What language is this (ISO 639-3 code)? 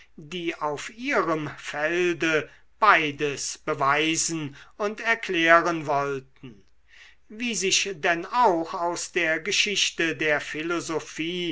deu